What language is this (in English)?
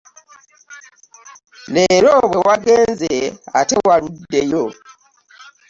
Ganda